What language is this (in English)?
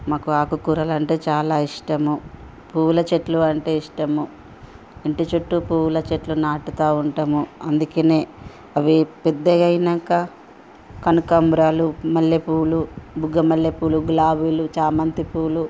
Telugu